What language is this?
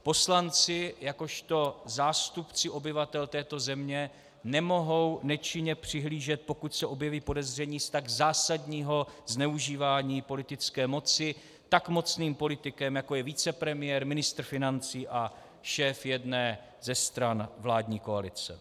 Czech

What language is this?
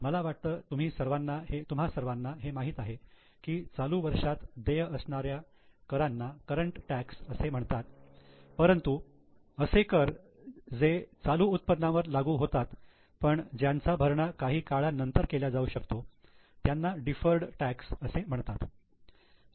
Marathi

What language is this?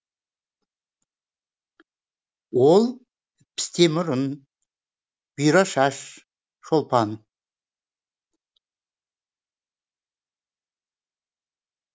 Kazakh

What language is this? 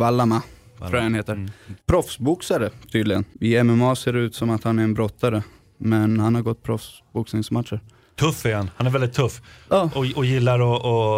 Swedish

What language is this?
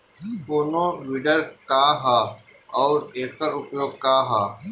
Bhojpuri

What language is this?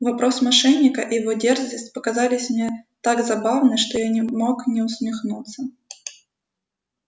Russian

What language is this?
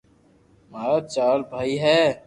Loarki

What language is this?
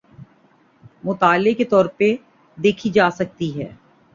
Urdu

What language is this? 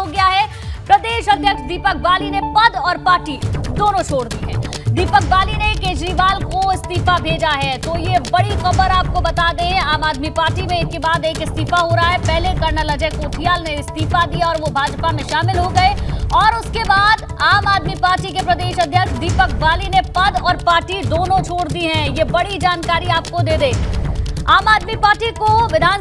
Hindi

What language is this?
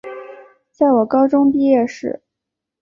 Chinese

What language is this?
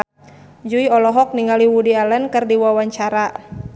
Sundanese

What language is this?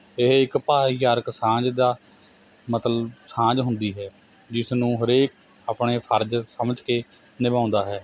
Punjabi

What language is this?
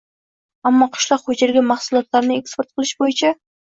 Uzbek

